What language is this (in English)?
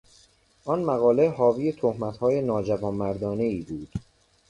Persian